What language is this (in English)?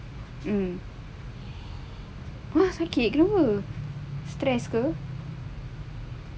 English